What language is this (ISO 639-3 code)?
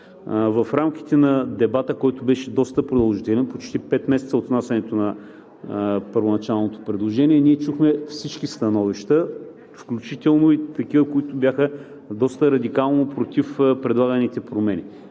bul